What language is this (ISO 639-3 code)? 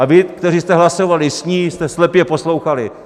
ces